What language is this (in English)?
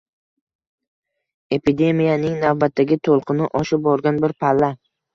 Uzbek